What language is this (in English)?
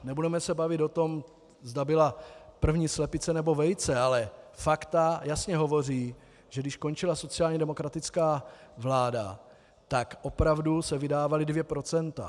Czech